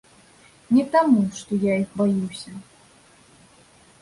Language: Belarusian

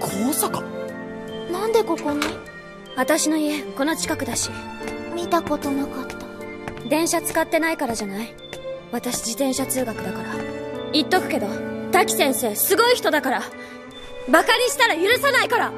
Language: Japanese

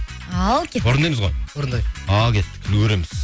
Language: Kazakh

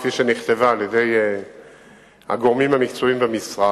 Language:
Hebrew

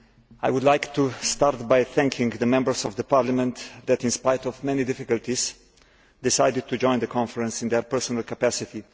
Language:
English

